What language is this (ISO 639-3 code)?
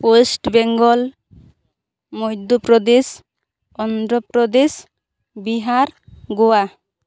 sat